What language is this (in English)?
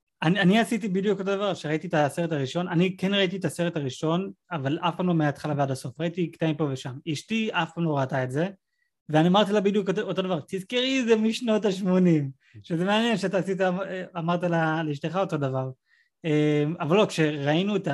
Hebrew